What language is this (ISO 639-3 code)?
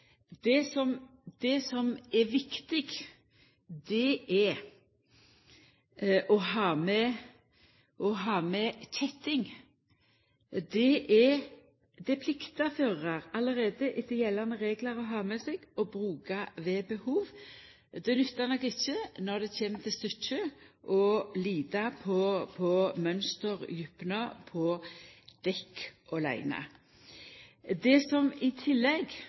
nno